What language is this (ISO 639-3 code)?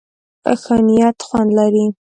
pus